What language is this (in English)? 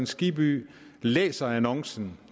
Danish